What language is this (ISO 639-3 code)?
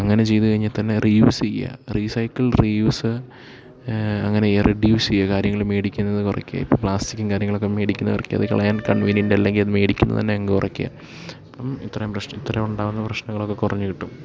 mal